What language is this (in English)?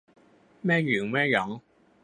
Thai